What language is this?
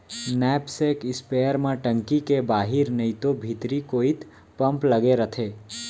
Chhattisgarhi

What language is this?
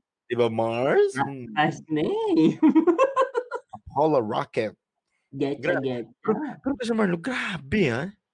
Filipino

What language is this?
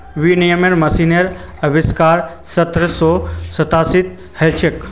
Magahi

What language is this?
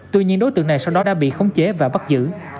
Vietnamese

